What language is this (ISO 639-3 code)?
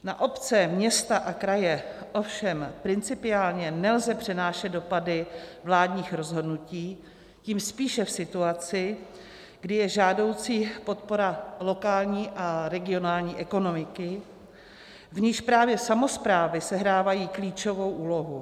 ces